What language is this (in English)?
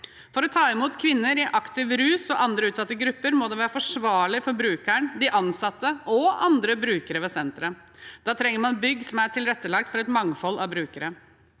Norwegian